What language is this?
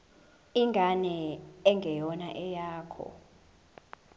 Zulu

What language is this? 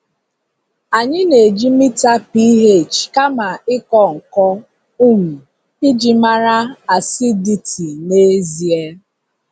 Igbo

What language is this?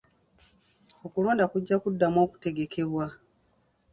Ganda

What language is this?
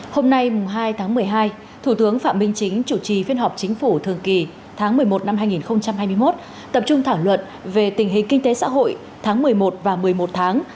Vietnamese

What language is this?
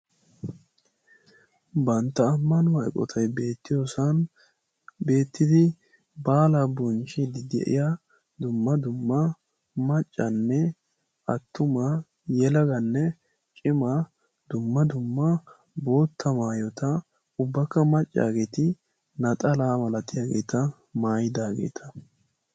Wolaytta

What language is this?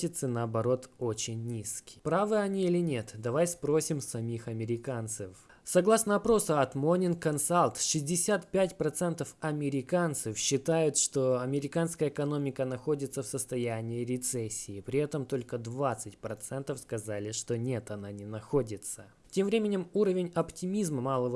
Russian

